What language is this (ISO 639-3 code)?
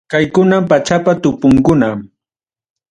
quy